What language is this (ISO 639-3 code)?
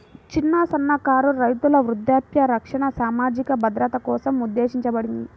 tel